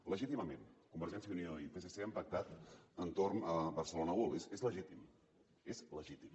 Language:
Catalan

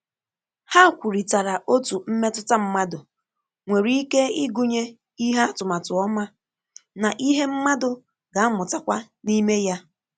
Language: Igbo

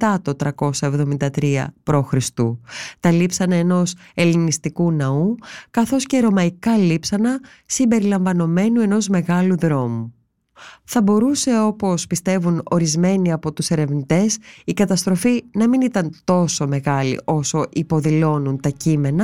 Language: Greek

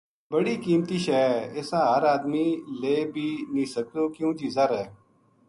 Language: Gujari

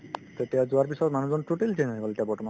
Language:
Assamese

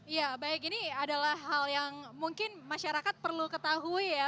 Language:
Indonesian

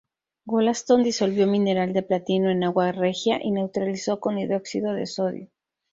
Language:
Spanish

